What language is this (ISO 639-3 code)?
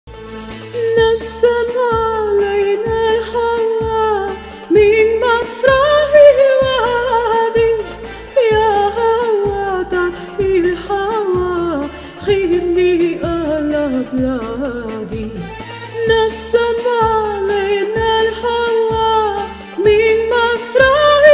ell